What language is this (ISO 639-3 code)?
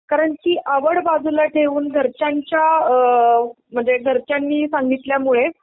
mar